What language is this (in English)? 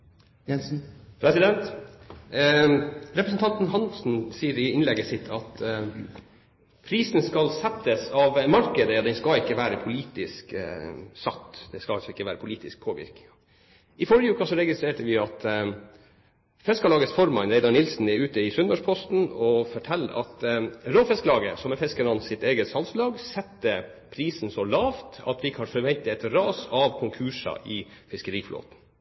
Norwegian Bokmål